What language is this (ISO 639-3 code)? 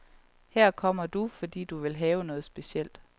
dan